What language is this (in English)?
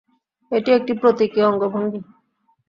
Bangla